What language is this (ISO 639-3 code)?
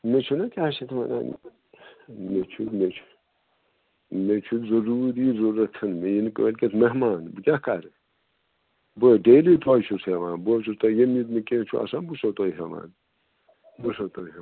kas